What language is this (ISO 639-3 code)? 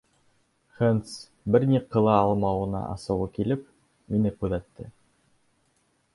bak